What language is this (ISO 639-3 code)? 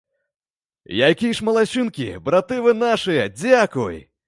bel